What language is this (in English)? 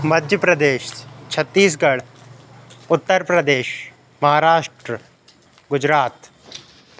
Sindhi